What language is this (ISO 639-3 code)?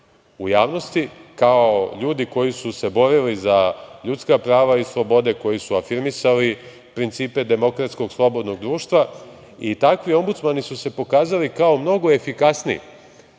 srp